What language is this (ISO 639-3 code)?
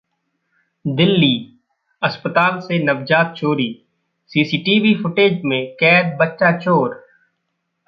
hin